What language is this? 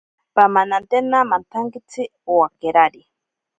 Ashéninka Perené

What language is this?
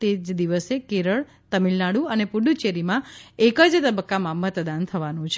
Gujarati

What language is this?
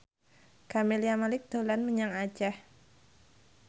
Javanese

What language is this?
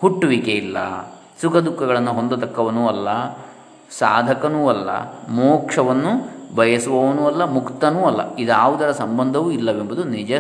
Kannada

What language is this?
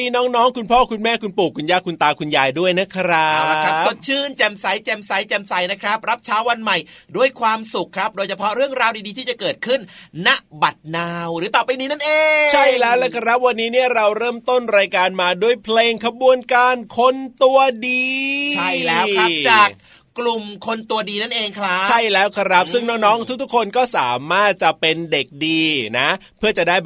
Thai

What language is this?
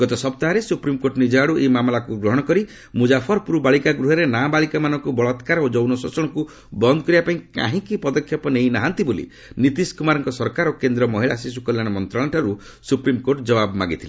Odia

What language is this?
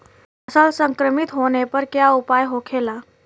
Bhojpuri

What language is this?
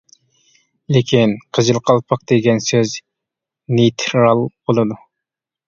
Uyghur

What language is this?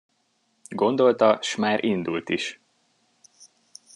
Hungarian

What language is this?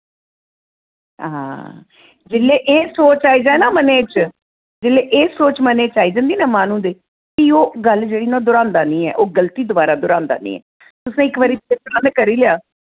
Dogri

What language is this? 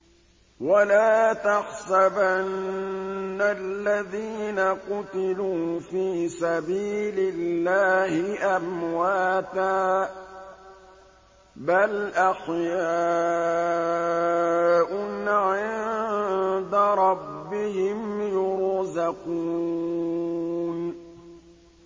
Arabic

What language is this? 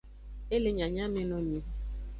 Aja (Benin)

